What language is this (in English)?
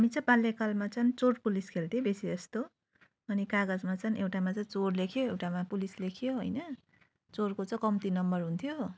Nepali